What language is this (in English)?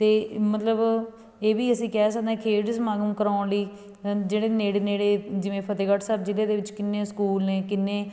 Punjabi